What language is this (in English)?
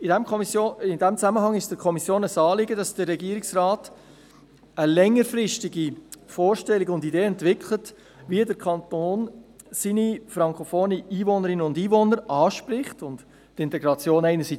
Swiss German